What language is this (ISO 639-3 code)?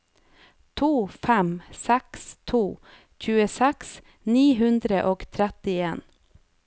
nor